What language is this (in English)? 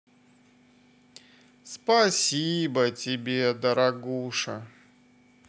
Russian